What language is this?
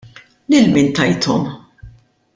Maltese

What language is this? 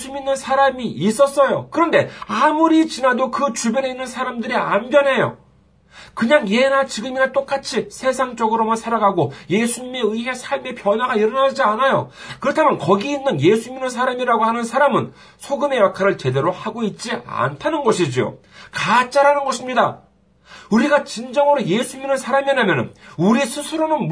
Korean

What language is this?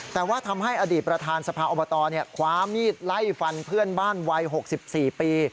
Thai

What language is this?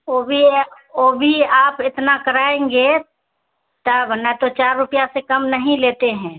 Urdu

